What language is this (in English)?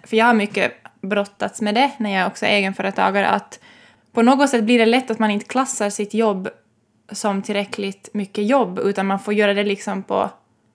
Swedish